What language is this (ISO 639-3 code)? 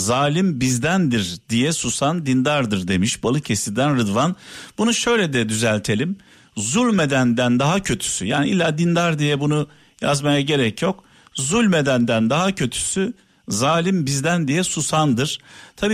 tur